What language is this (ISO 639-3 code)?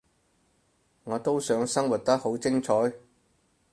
yue